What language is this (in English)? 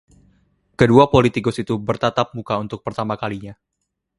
Indonesian